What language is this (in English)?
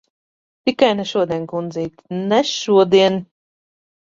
Latvian